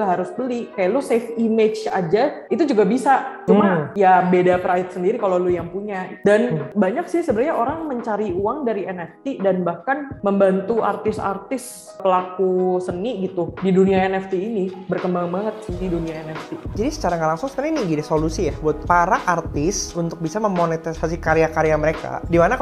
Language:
Indonesian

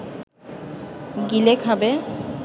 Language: Bangla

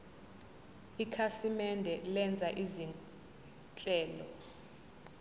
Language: Zulu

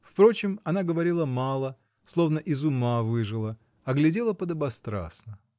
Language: Russian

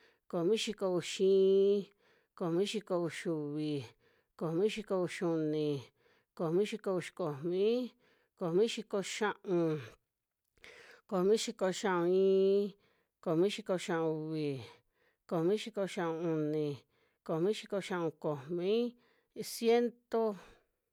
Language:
Western Juxtlahuaca Mixtec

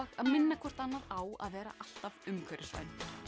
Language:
Icelandic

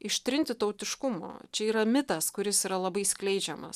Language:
Lithuanian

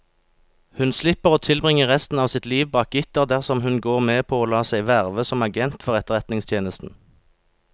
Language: Norwegian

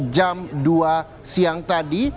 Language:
Indonesian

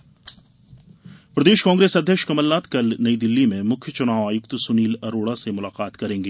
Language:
Hindi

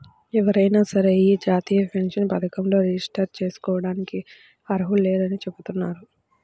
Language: Telugu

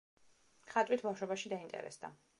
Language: Georgian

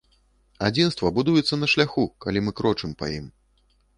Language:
Belarusian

